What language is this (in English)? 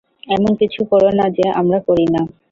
Bangla